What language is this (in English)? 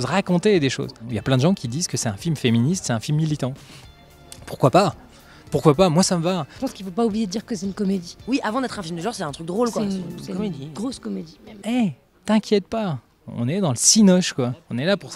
French